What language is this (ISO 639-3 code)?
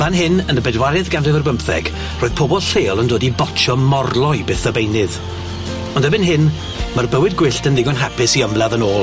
cym